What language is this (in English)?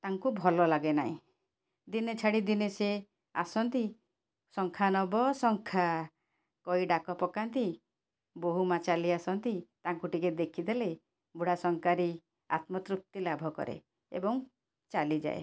Odia